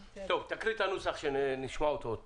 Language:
Hebrew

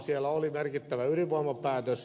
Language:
Finnish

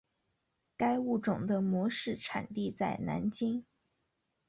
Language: Chinese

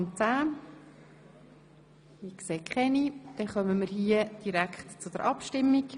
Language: Swiss German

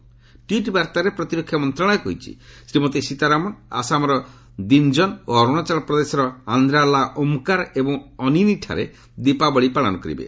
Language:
Odia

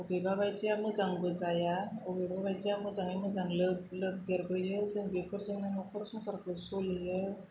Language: Bodo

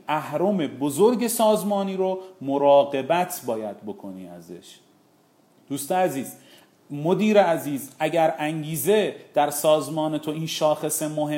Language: Persian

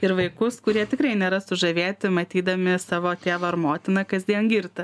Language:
Lithuanian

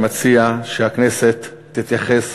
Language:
Hebrew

